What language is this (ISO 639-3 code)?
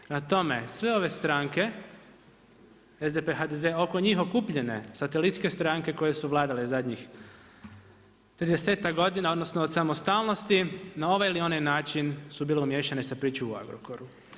hrv